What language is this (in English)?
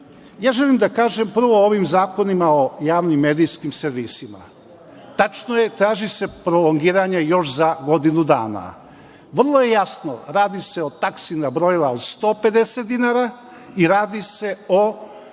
Serbian